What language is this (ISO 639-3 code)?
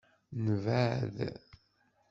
kab